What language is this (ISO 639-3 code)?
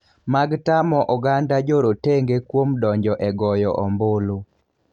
luo